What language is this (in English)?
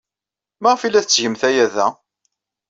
Kabyle